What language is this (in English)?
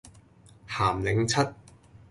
Cantonese